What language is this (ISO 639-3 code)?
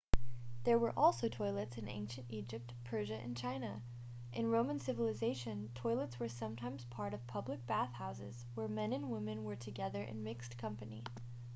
eng